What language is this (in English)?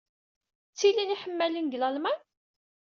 Kabyle